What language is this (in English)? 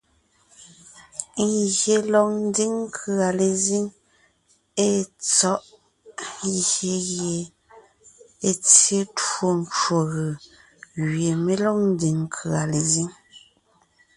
Ngiemboon